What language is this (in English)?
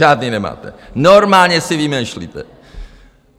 Czech